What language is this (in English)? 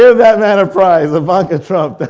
English